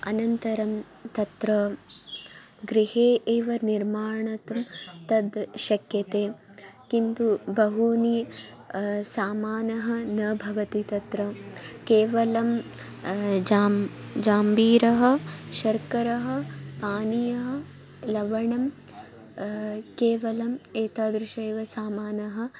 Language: Sanskrit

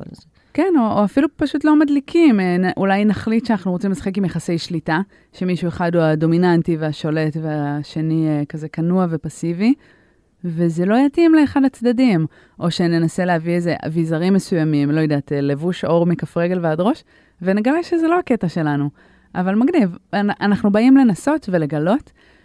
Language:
Hebrew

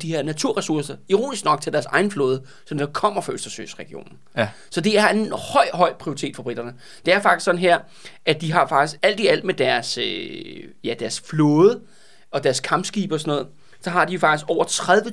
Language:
Danish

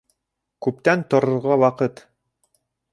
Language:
Bashkir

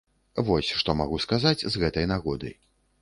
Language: Belarusian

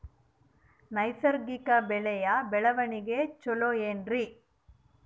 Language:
Kannada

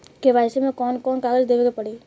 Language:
Bhojpuri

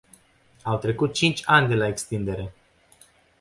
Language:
Romanian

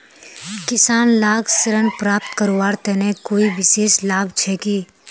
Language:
Magahi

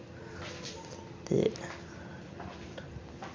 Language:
Dogri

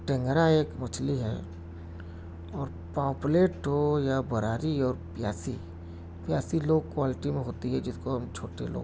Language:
Urdu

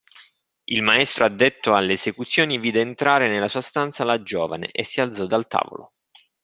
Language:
Italian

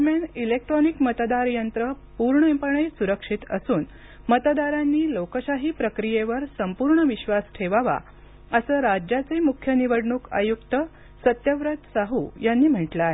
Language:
Marathi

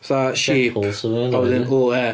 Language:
Welsh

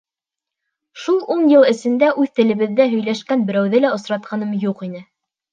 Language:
Bashkir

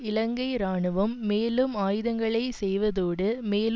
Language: Tamil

